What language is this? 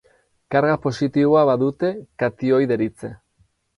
Basque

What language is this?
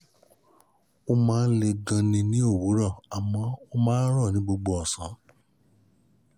Yoruba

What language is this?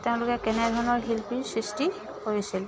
Assamese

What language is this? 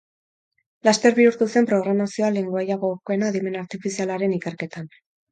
Basque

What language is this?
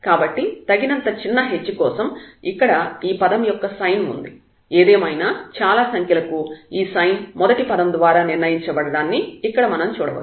Telugu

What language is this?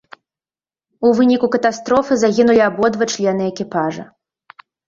Belarusian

